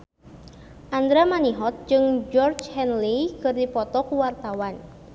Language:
Sundanese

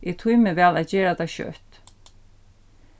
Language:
Faroese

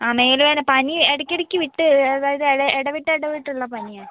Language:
Malayalam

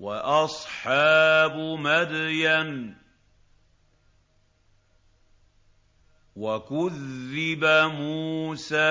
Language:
Arabic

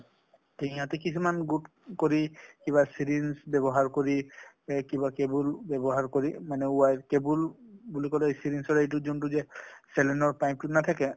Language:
Assamese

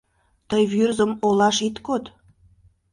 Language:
Mari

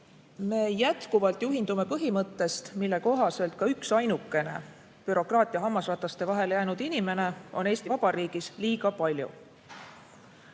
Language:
Estonian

